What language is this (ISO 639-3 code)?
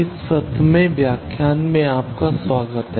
hin